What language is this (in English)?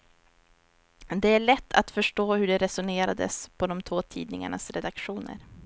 Swedish